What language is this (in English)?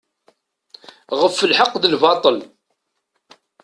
Kabyle